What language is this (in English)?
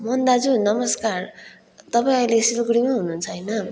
Nepali